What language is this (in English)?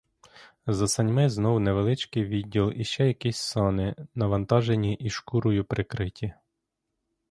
Ukrainian